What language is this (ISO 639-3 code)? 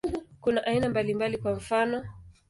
swa